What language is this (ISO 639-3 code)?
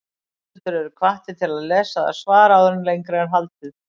isl